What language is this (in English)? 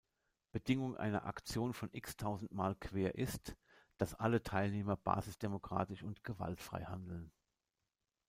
German